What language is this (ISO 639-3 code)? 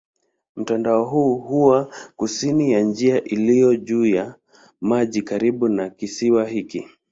swa